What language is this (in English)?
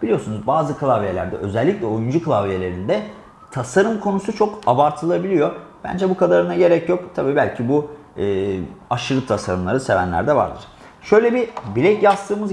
Turkish